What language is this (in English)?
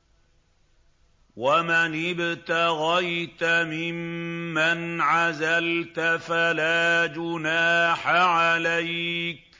Arabic